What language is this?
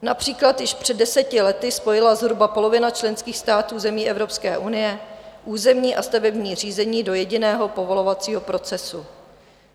Czech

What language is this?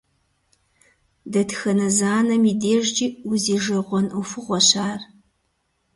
Kabardian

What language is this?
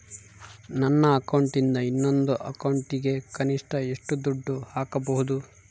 Kannada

